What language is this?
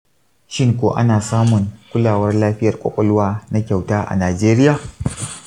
Hausa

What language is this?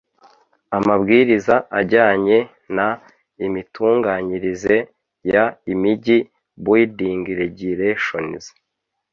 Kinyarwanda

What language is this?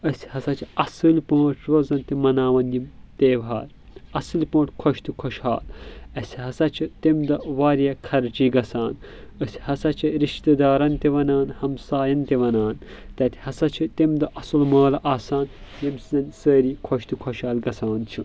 Kashmiri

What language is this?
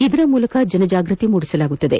Kannada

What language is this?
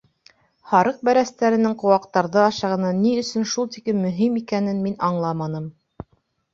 Bashkir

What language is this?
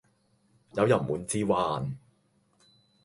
Cantonese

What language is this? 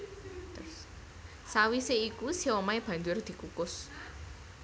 Javanese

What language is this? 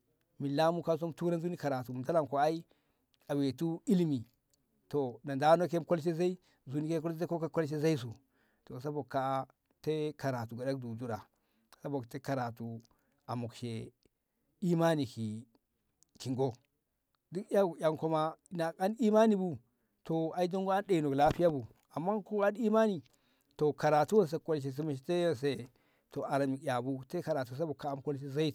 Ngamo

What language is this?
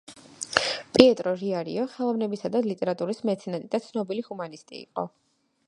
Georgian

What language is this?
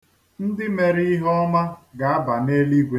Igbo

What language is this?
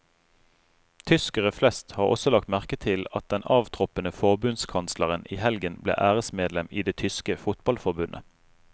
Norwegian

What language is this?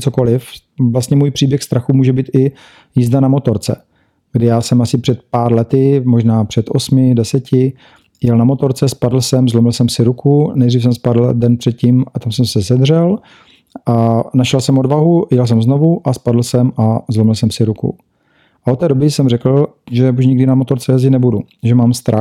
Czech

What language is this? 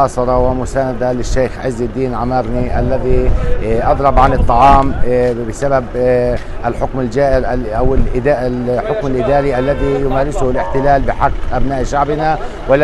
Arabic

